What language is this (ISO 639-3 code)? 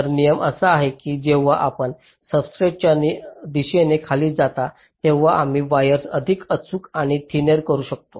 mar